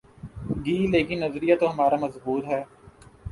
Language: Urdu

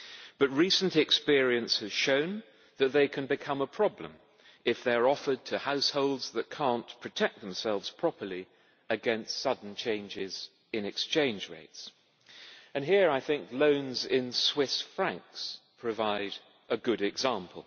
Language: English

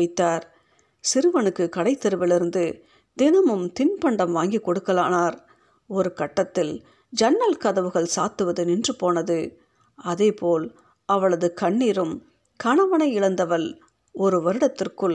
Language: Tamil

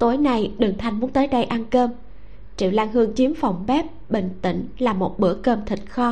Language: Vietnamese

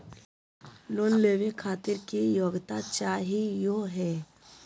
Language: Magahi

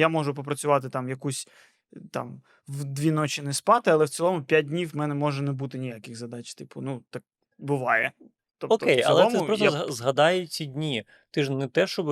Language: Ukrainian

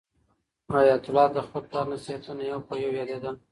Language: Pashto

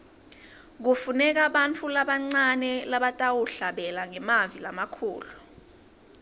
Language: Swati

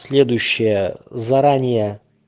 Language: Russian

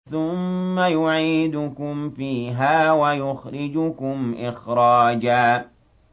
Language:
Arabic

